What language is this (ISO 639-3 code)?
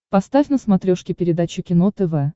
rus